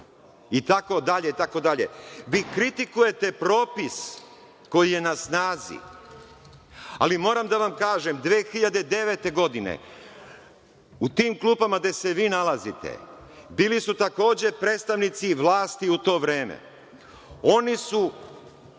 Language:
Serbian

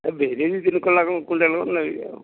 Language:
Odia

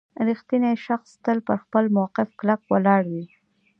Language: Pashto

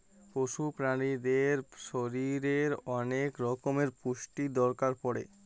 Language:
Bangla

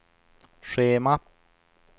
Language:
Swedish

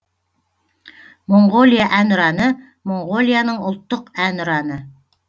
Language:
Kazakh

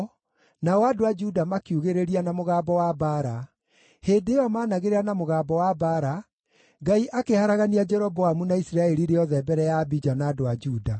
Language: Kikuyu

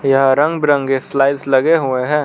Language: Hindi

